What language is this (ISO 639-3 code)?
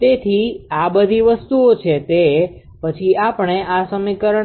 guj